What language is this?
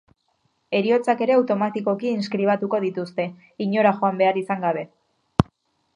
Basque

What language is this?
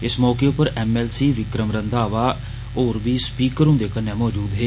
Dogri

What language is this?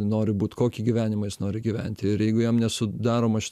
Lithuanian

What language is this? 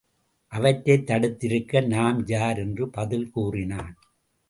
Tamil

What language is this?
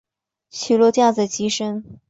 Chinese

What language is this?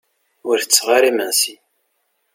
Kabyle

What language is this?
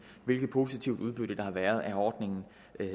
Danish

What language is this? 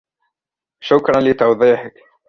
Arabic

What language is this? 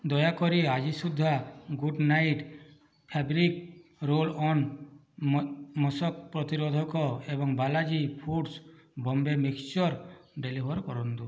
Odia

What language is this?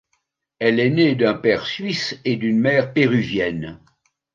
French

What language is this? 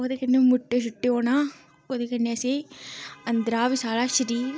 Dogri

